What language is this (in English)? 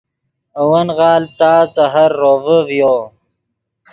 Yidgha